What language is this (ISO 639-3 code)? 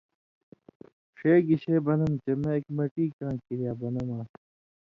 mvy